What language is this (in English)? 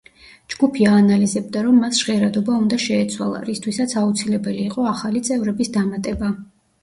Georgian